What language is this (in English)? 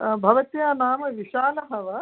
Sanskrit